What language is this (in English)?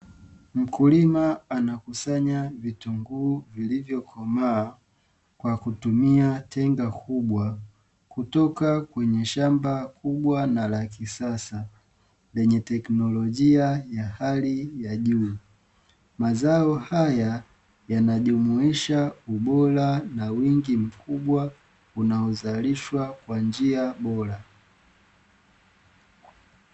Swahili